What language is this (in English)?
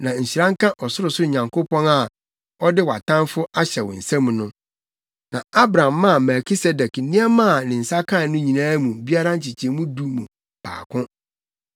Akan